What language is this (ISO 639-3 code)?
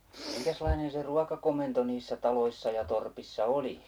fin